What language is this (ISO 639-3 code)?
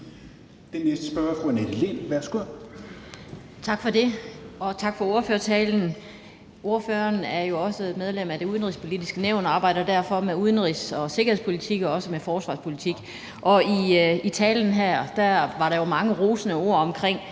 dan